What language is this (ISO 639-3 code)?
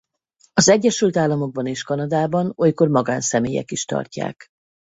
hun